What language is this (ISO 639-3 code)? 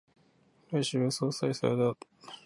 jpn